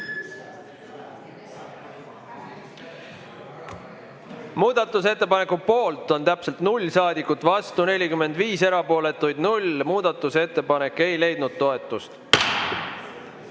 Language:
Estonian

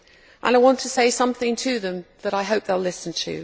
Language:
English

